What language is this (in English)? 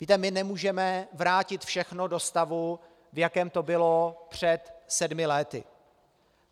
Czech